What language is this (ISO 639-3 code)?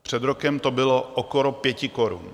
ces